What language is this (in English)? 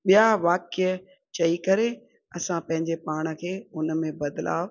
Sindhi